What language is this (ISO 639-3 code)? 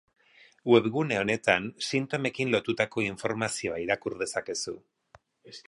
eus